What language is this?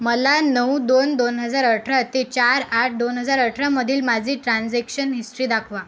Marathi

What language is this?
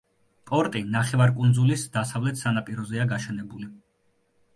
Georgian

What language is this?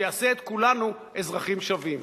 Hebrew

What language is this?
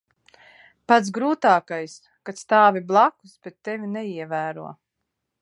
Latvian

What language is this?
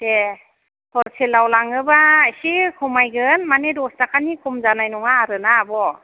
Bodo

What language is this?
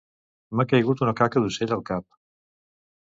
Catalan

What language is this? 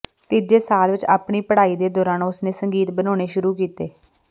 Punjabi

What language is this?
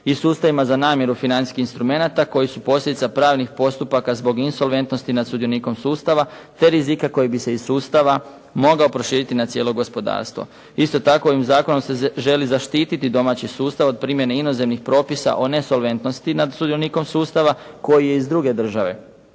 Croatian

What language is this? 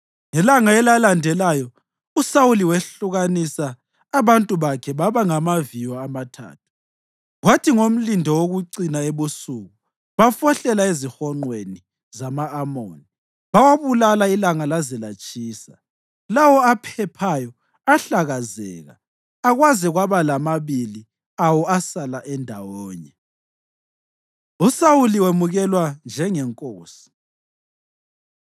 North Ndebele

